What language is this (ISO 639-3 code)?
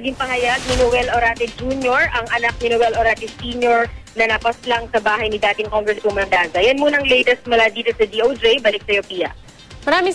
fil